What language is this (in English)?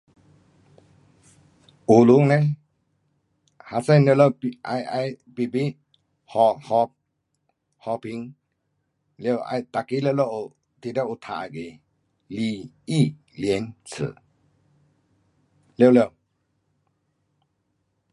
Pu-Xian Chinese